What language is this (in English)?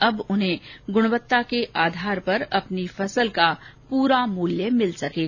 Hindi